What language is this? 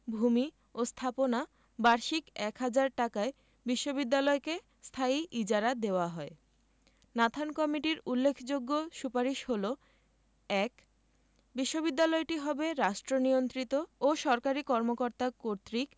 Bangla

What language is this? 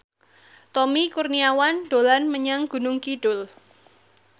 Javanese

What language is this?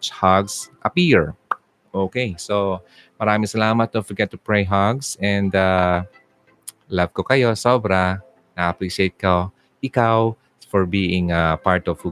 Filipino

